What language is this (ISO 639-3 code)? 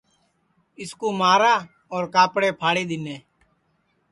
ssi